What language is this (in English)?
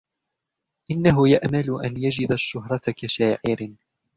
Arabic